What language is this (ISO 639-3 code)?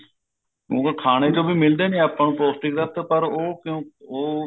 pan